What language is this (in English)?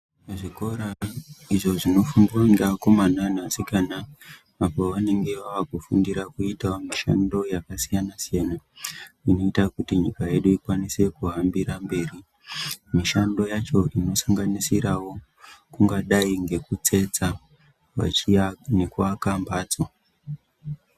Ndau